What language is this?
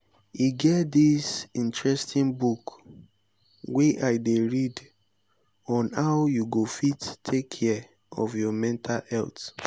Nigerian Pidgin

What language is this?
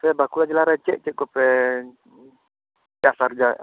Santali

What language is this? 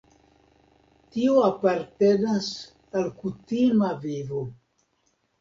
Esperanto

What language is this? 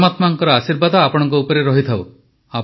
Odia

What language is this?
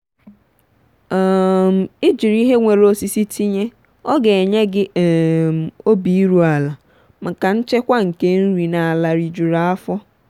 Igbo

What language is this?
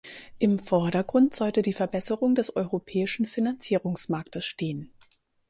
German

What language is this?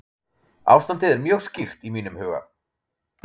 Icelandic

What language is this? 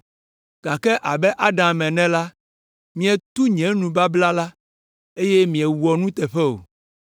Ewe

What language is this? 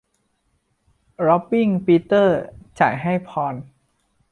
Thai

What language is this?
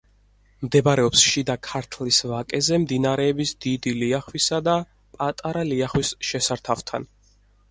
Georgian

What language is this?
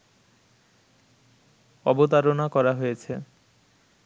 Bangla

